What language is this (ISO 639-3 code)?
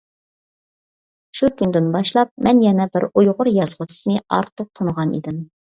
uig